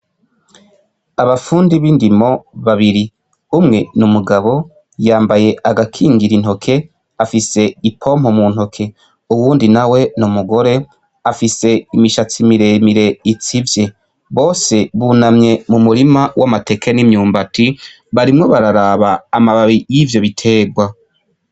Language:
Rundi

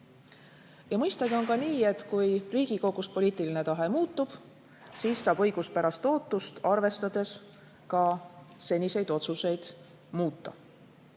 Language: Estonian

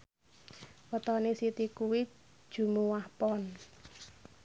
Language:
Javanese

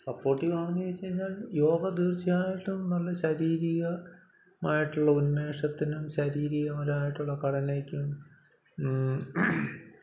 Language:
Malayalam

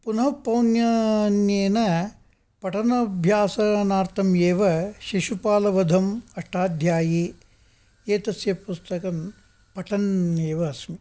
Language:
Sanskrit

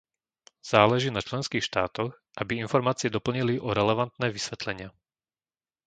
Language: Slovak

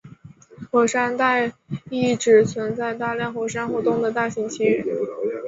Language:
Chinese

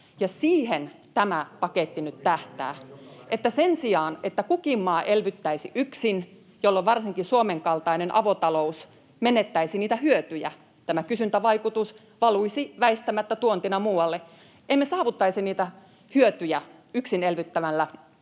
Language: Finnish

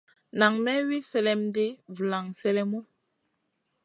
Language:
Masana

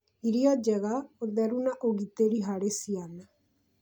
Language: Kikuyu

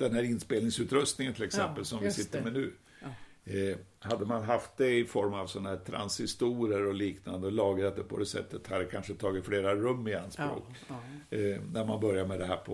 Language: Swedish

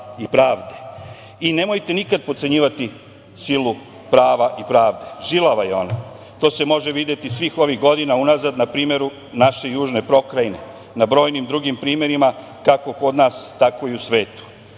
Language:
Serbian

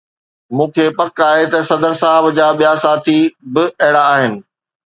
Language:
Sindhi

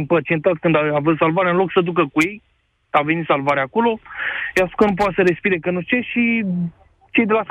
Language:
Romanian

